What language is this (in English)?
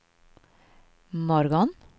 Swedish